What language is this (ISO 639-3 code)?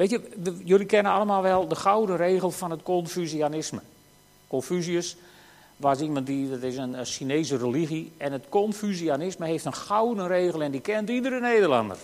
nld